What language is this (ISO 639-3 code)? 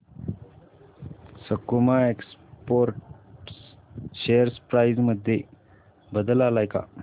mar